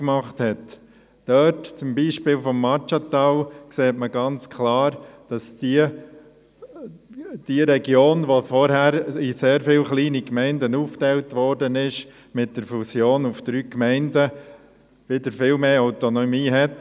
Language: Swiss German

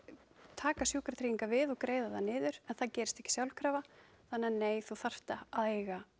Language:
Icelandic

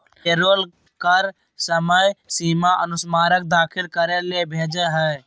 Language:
Magahi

